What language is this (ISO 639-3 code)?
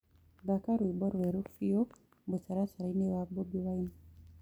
kik